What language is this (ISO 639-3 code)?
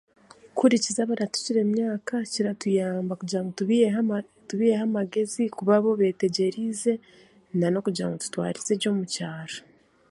cgg